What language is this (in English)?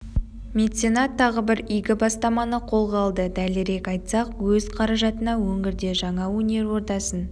Kazakh